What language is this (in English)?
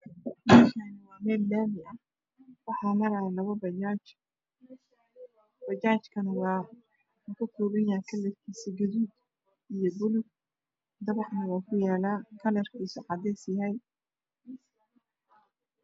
Somali